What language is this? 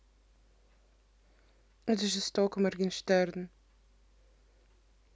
Russian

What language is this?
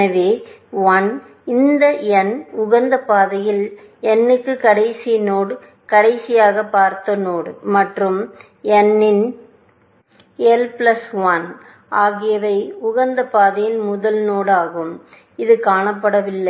Tamil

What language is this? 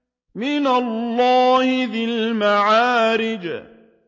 Arabic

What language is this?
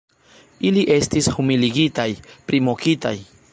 Esperanto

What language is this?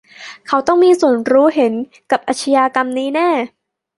Thai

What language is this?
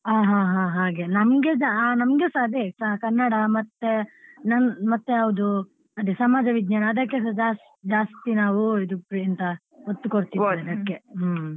Kannada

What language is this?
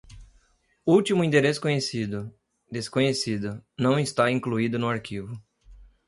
Portuguese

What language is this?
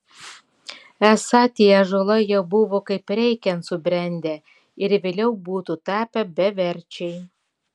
Lithuanian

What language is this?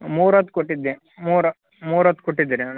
Kannada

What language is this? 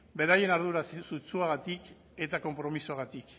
Basque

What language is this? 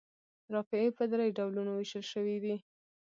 Pashto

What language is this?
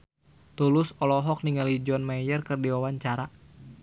Sundanese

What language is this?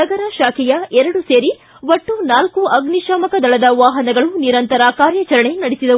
Kannada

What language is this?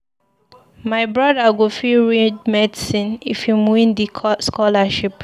Nigerian Pidgin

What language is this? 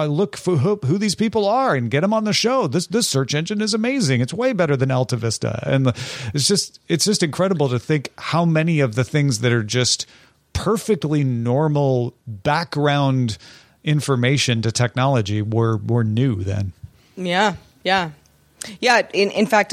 English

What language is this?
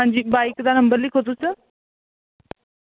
Dogri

